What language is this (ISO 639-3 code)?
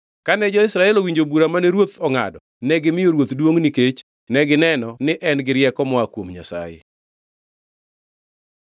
luo